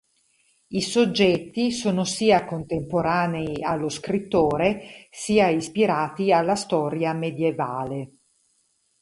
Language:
Italian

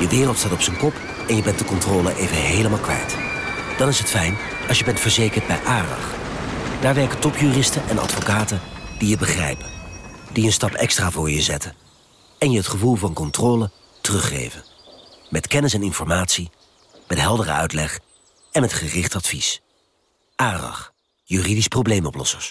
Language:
Dutch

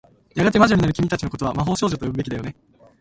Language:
Japanese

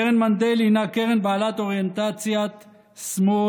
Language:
Hebrew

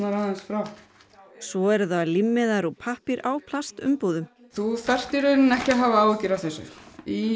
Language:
Icelandic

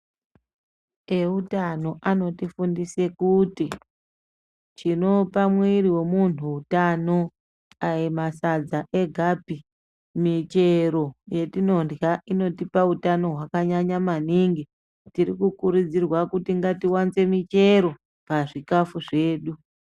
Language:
Ndau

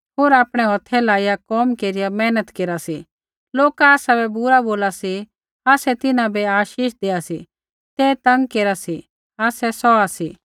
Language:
Kullu Pahari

